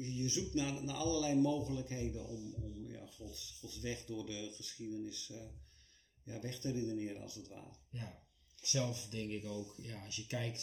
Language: Dutch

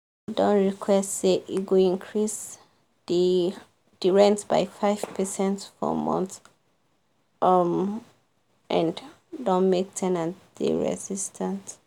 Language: Nigerian Pidgin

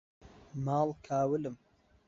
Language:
Central Kurdish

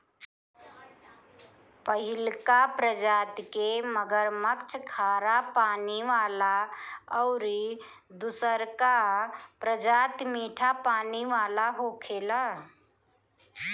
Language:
Bhojpuri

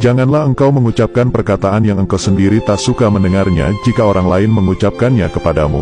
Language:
Indonesian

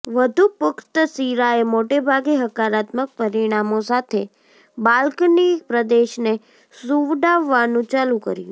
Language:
Gujarati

